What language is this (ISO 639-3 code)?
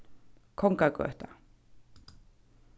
fao